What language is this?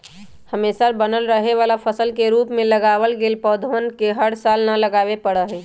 Magahi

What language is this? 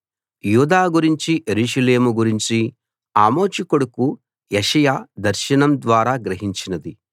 Telugu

